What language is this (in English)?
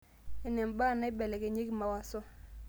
Masai